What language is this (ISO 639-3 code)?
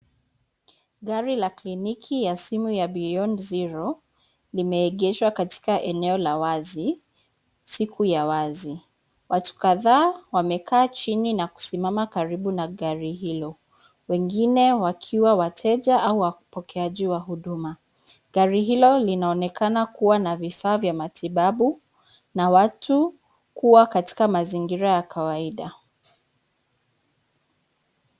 swa